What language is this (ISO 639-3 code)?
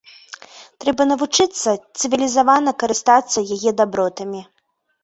bel